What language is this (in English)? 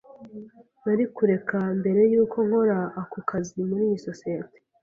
Kinyarwanda